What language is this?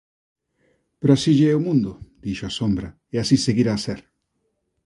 Galician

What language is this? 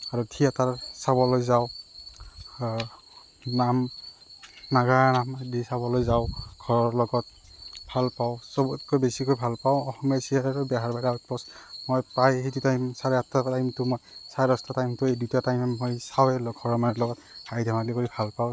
Assamese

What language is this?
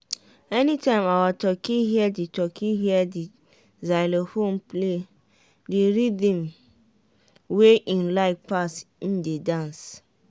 Nigerian Pidgin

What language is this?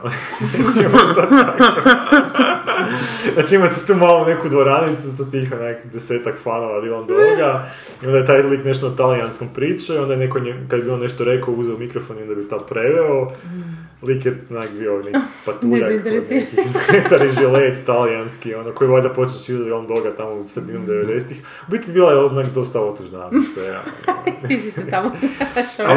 Croatian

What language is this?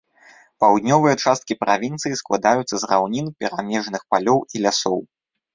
Belarusian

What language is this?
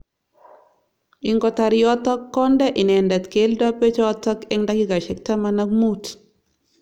Kalenjin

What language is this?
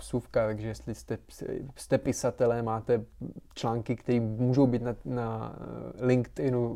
Czech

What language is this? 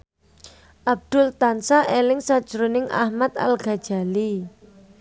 Javanese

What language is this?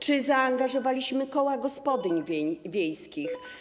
Polish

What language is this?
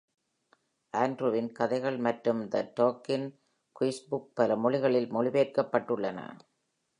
Tamil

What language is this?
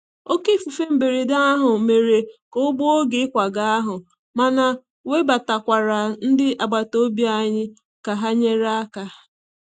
Igbo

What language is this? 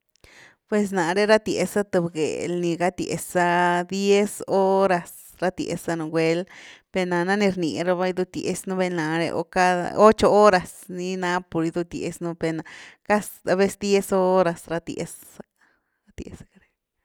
Güilá Zapotec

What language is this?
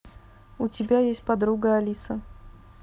Russian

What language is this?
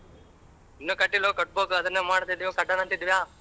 Kannada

